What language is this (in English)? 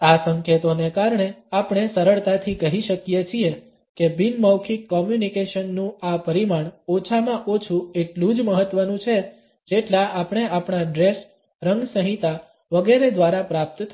Gujarati